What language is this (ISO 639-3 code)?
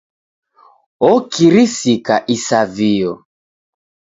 dav